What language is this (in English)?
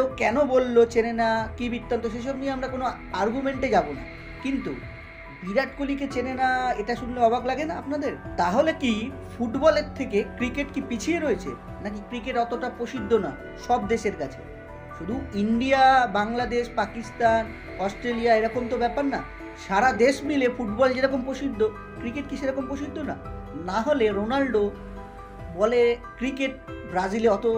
Bangla